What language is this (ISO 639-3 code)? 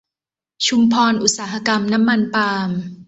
tha